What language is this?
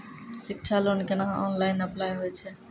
Maithili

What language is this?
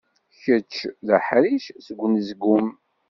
Kabyle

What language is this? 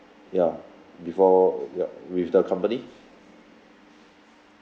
English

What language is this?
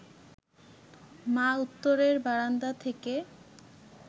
Bangla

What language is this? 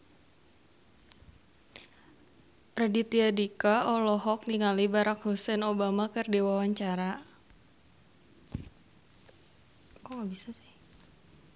Sundanese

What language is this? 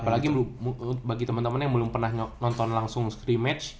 Indonesian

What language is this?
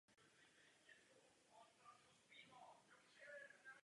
Czech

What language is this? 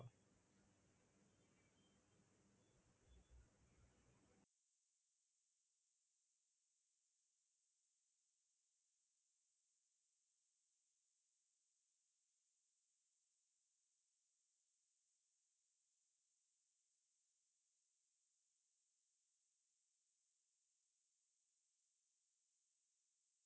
Tamil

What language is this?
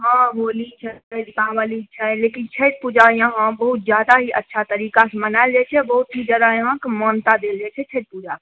Maithili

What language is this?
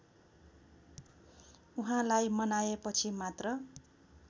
Nepali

